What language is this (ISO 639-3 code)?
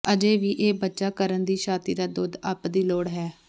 pan